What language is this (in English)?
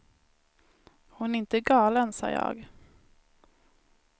Swedish